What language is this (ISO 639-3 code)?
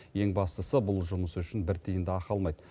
kaz